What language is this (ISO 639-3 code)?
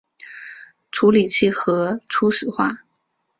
zho